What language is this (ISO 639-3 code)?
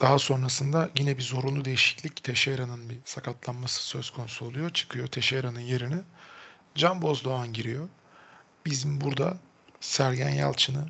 tur